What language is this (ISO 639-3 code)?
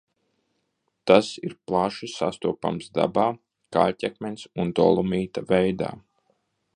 lav